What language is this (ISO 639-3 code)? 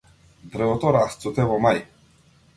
mkd